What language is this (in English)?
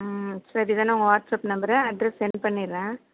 Tamil